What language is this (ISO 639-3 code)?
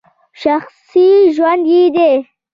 pus